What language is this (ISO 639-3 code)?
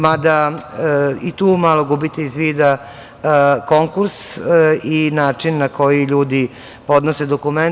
srp